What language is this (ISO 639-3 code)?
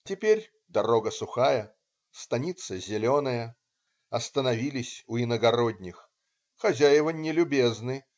rus